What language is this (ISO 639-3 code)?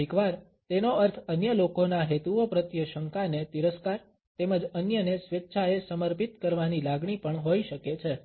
guj